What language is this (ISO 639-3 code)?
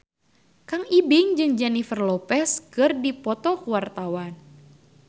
sun